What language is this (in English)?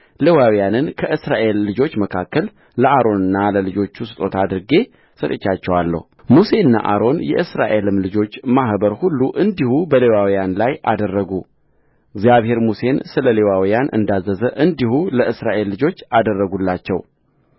Amharic